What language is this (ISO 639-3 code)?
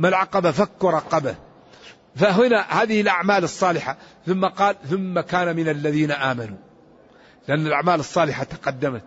ara